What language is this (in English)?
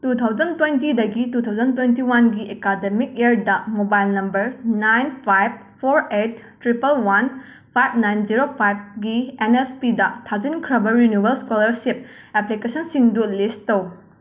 Manipuri